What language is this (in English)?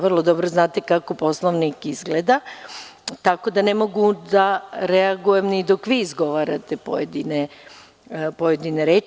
Serbian